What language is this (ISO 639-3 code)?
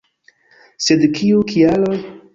epo